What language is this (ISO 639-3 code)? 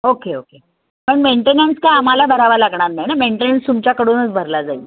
mar